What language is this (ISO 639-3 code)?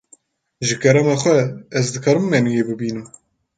kur